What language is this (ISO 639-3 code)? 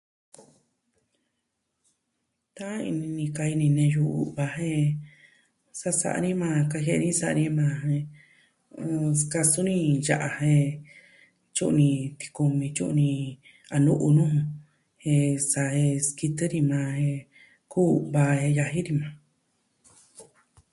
meh